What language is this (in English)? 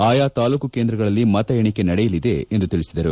Kannada